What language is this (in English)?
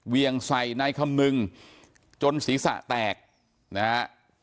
Thai